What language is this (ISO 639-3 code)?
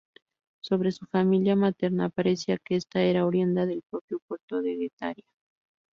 spa